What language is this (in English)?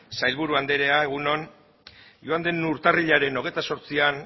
Basque